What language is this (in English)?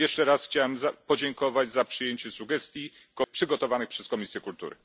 Polish